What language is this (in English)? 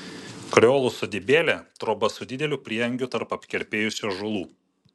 Lithuanian